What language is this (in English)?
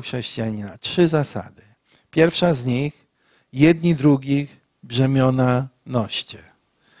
Polish